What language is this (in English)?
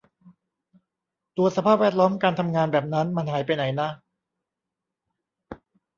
Thai